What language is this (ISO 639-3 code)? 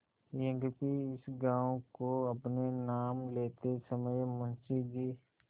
hin